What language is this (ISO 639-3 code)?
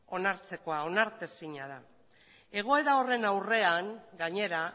eus